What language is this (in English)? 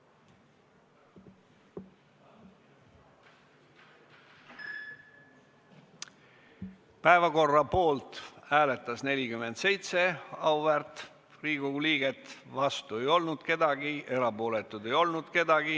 Estonian